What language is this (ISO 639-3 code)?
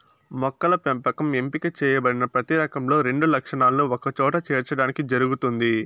tel